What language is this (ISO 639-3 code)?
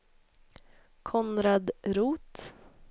swe